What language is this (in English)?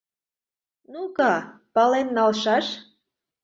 Mari